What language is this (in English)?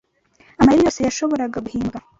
Kinyarwanda